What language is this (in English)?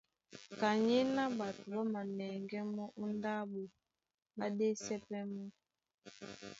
Duala